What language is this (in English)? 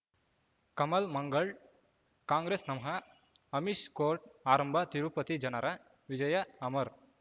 Kannada